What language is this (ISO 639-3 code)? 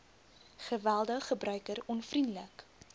afr